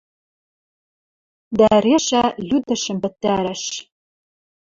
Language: Western Mari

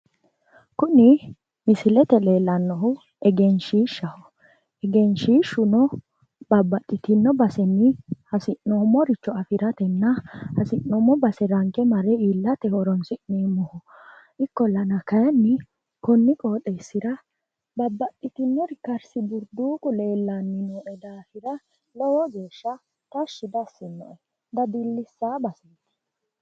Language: Sidamo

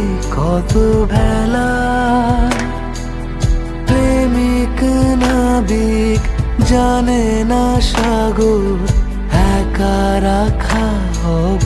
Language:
Bangla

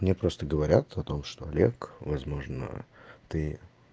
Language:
Russian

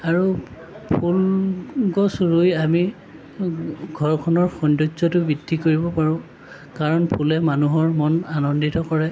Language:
Assamese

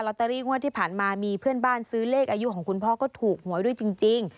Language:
Thai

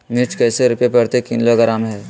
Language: Magahi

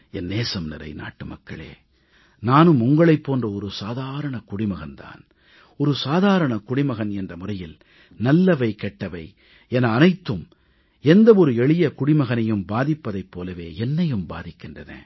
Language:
Tamil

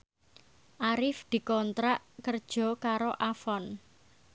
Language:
Javanese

